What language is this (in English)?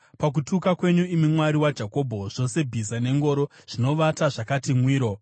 Shona